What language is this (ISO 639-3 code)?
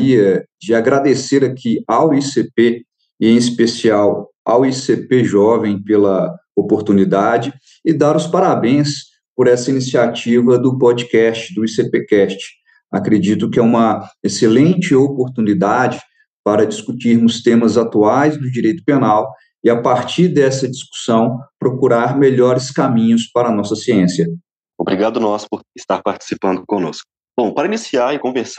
por